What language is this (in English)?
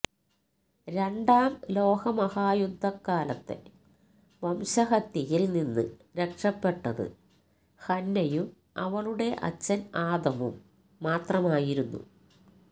Malayalam